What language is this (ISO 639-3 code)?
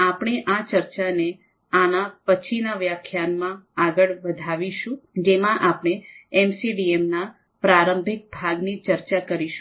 guj